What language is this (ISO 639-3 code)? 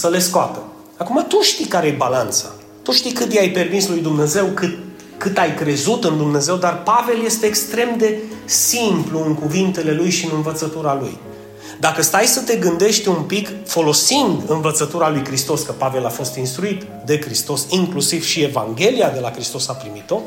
ron